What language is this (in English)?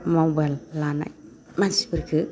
Bodo